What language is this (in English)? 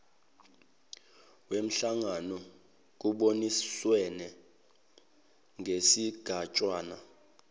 Zulu